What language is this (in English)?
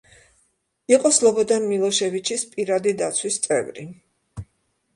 Georgian